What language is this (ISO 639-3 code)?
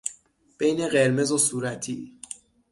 fas